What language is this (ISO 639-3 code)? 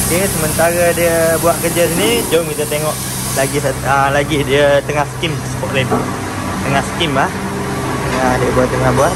msa